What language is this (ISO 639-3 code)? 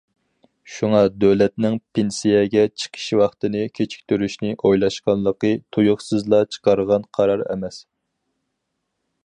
uig